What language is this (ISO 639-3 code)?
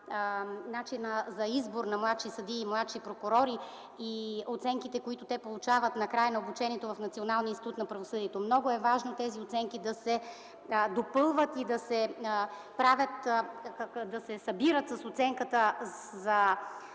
bul